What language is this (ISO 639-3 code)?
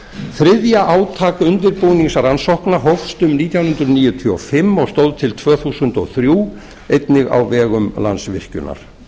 isl